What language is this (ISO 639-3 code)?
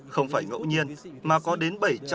vie